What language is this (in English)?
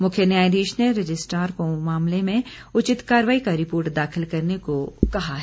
Hindi